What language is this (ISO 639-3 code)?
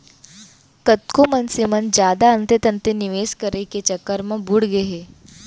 hne